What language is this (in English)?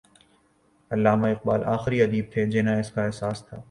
Urdu